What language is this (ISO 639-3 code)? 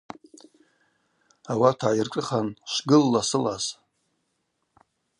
abq